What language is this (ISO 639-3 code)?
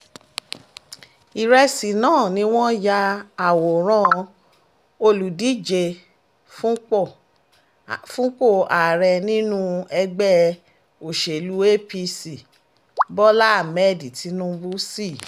yor